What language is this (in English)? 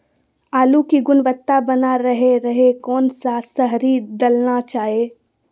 Magahi